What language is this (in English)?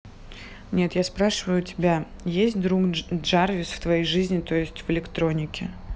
Russian